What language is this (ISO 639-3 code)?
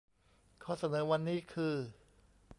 tha